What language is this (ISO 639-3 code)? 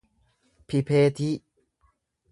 orm